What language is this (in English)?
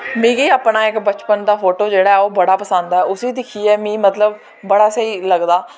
Dogri